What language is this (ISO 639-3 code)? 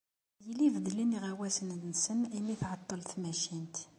kab